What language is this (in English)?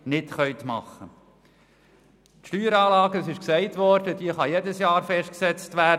Swiss German